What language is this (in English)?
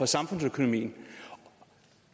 Danish